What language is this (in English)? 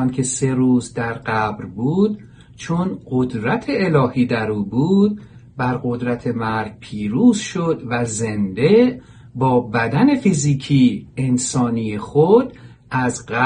Persian